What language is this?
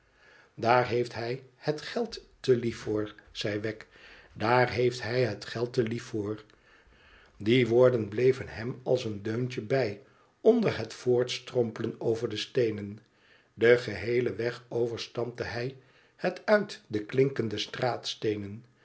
Dutch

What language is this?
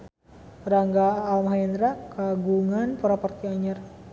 Sundanese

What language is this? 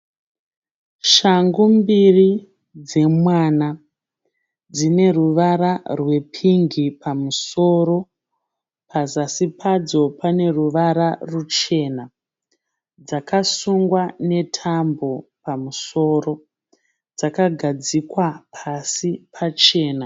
Shona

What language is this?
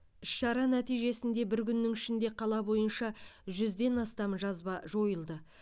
Kazakh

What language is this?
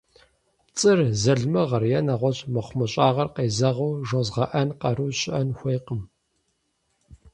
Kabardian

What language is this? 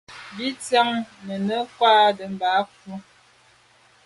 Medumba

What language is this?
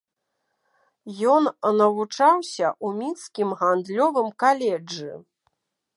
Belarusian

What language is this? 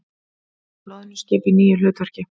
Icelandic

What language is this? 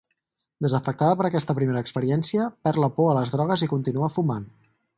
Catalan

